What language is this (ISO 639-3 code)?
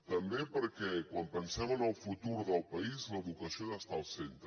cat